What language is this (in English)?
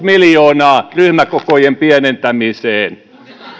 Finnish